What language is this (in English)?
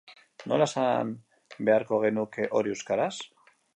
Basque